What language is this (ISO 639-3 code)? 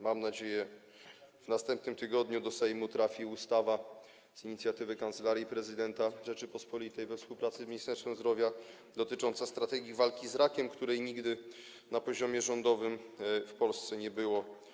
pol